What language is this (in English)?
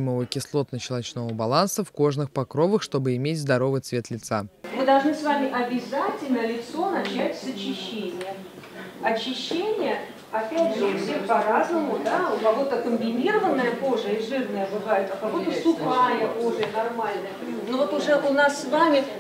Russian